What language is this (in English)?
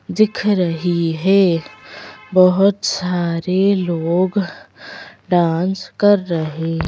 Hindi